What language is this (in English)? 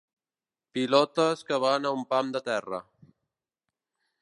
Catalan